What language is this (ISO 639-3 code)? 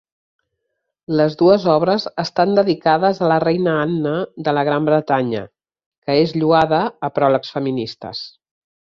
cat